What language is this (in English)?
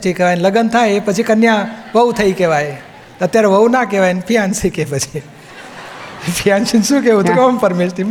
Gujarati